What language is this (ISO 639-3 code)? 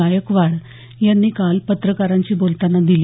mar